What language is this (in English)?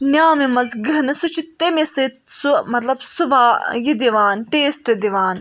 Kashmiri